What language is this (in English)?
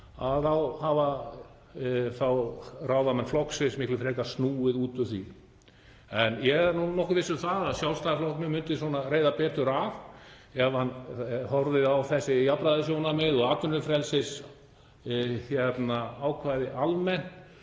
Icelandic